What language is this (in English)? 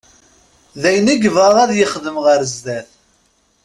Kabyle